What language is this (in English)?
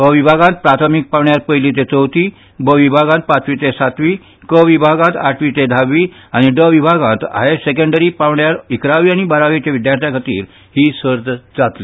Konkani